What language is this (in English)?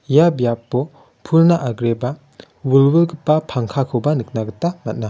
Garo